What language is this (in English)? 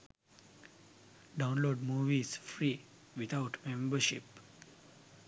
Sinhala